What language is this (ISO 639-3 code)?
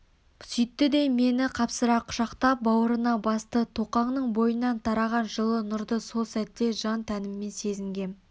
kaz